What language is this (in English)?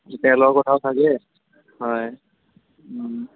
Assamese